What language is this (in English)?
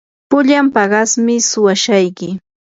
Yanahuanca Pasco Quechua